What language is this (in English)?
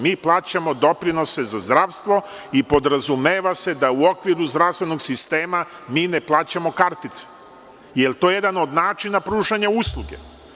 Serbian